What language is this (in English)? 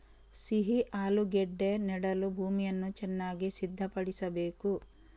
Kannada